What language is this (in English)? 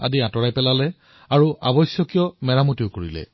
Assamese